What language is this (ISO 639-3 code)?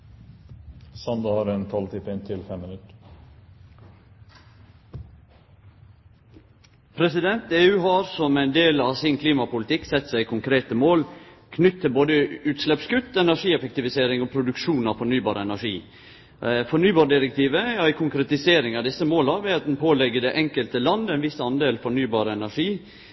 nno